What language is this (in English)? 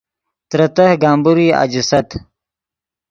Yidgha